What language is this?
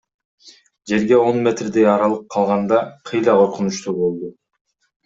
Kyrgyz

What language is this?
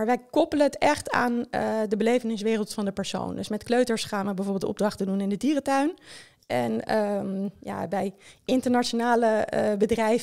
Dutch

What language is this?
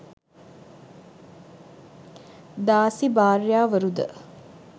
Sinhala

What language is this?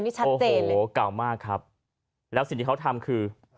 Thai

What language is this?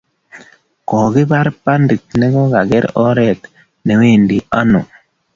Kalenjin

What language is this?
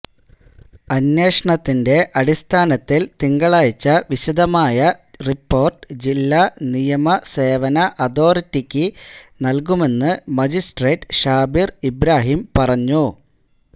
Malayalam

